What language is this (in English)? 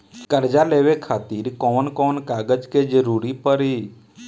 Bhojpuri